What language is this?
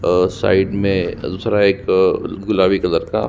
Hindi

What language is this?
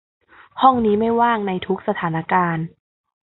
Thai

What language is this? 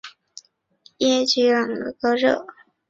Chinese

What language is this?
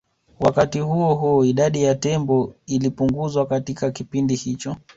Swahili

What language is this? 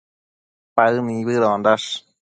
Matsés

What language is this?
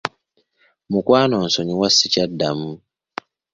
Ganda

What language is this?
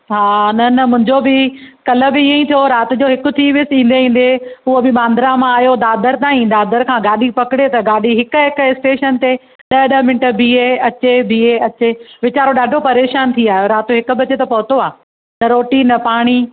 Sindhi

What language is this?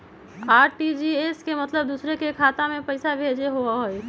Magahi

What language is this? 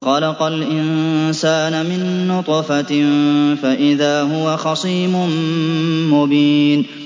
Arabic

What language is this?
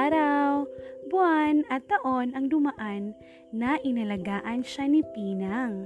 Filipino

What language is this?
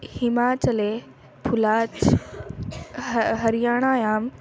Sanskrit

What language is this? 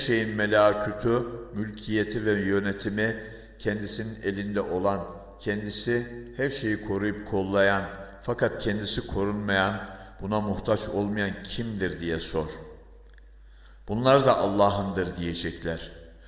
Turkish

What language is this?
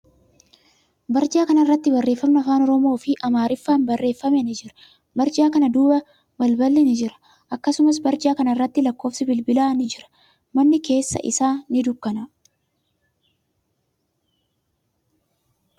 Oromo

